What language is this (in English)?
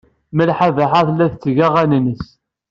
Kabyle